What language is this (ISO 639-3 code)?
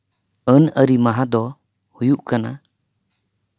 sat